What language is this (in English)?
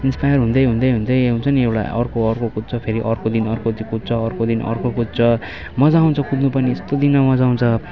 Nepali